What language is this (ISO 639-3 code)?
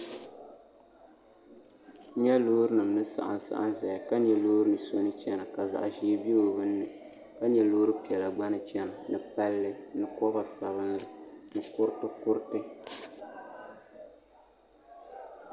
dag